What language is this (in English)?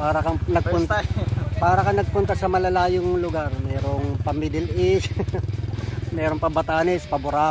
Filipino